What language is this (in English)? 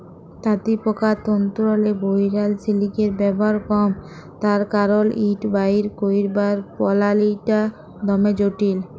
Bangla